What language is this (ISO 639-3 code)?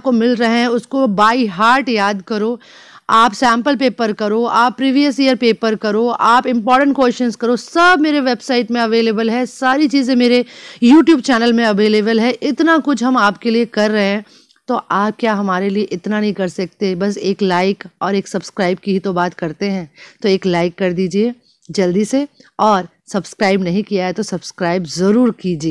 hin